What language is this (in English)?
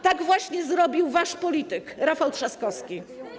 Polish